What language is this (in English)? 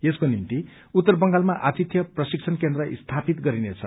Nepali